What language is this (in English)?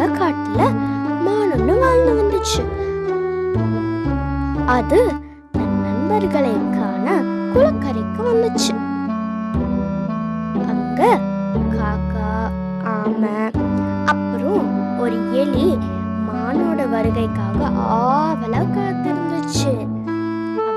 Tamil